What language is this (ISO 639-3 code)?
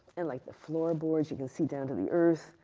eng